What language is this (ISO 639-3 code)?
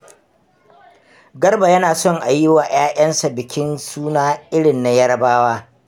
hau